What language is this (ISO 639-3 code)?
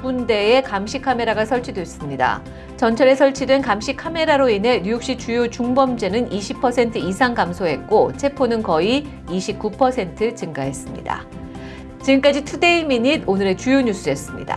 kor